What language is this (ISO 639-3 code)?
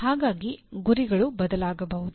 kan